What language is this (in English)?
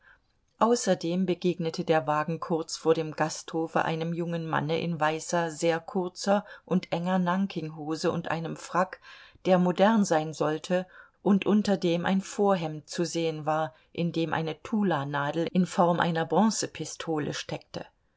German